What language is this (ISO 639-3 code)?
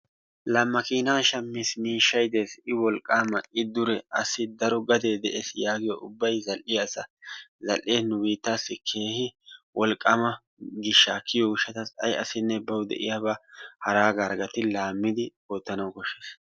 wal